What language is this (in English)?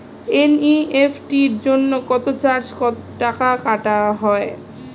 Bangla